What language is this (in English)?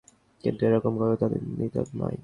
Bangla